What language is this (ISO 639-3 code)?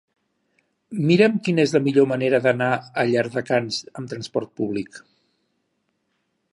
cat